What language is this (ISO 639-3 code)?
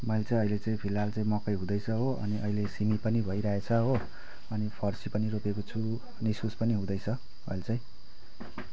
nep